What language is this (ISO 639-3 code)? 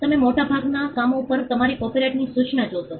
guj